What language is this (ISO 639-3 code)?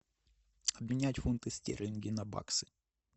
rus